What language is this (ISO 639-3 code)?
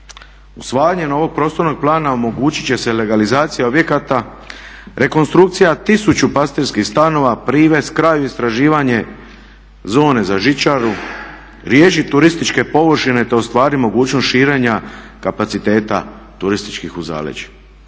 hrv